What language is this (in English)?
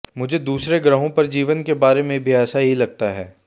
Hindi